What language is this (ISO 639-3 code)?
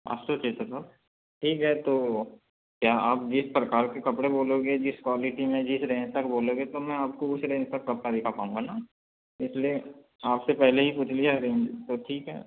hin